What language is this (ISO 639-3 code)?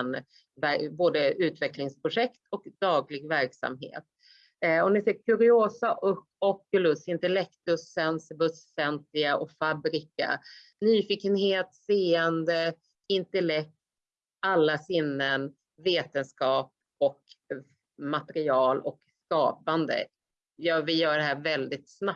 swe